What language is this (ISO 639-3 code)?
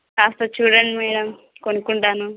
tel